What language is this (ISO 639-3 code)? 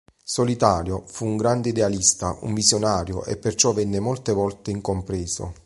ita